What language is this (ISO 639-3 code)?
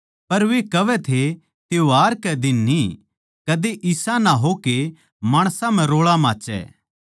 bgc